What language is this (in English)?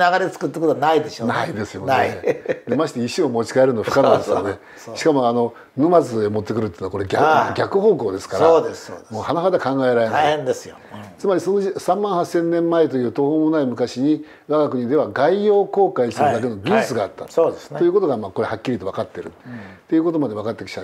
Japanese